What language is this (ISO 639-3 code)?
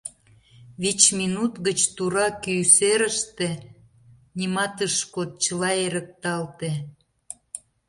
chm